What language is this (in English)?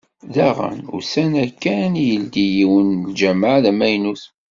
Kabyle